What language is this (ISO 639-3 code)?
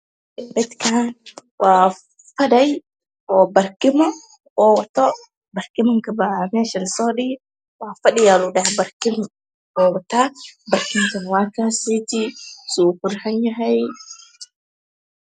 som